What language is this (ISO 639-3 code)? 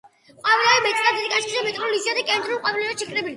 kat